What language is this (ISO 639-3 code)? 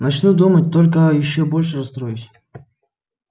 rus